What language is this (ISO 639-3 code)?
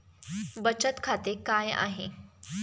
mar